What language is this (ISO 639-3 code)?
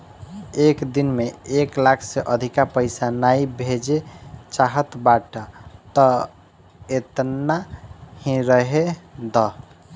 bho